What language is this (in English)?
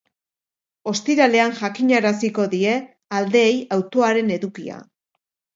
Basque